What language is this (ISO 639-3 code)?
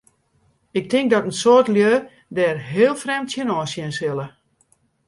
fry